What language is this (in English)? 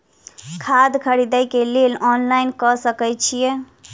Maithili